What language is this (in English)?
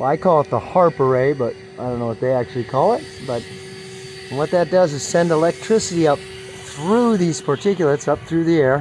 English